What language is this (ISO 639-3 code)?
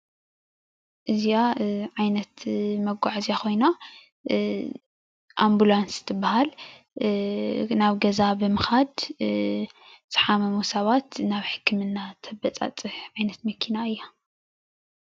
tir